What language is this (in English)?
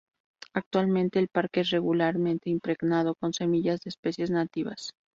Spanish